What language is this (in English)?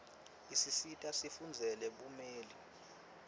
Swati